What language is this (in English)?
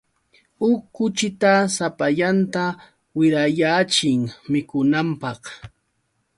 Yauyos Quechua